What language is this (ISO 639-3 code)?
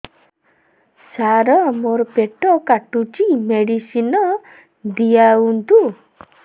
ori